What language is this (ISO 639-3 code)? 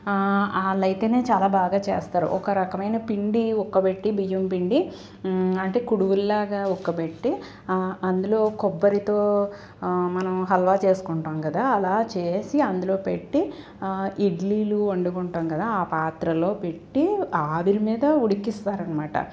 tel